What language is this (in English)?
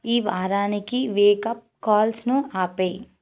Telugu